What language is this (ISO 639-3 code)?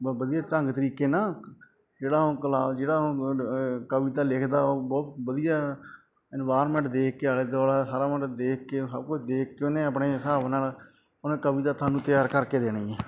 pan